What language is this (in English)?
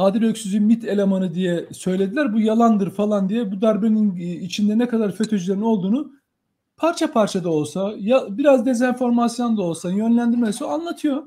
Turkish